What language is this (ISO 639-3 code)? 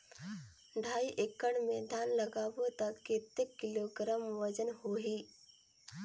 hne